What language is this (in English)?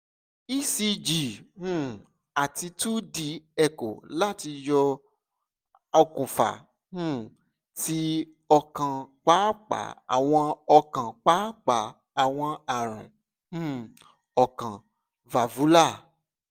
Yoruba